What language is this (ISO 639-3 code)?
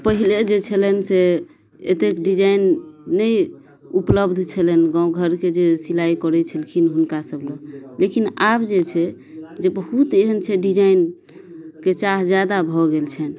mai